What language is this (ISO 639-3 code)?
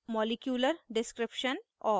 hin